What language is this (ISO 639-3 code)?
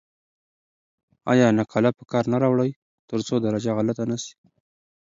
pus